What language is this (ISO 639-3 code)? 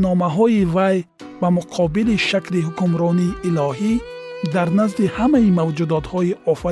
fas